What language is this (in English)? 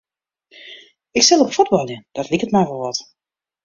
Western Frisian